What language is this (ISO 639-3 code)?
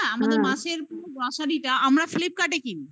ben